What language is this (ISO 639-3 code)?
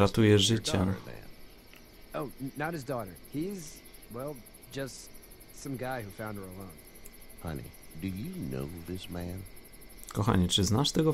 pol